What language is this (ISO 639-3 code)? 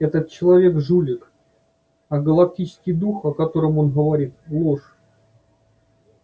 rus